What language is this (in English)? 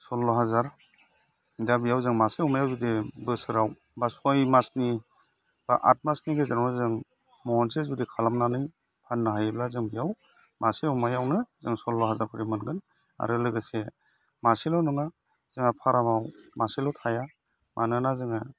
Bodo